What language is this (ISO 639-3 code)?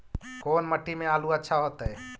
mag